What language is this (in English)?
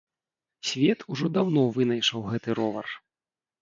Belarusian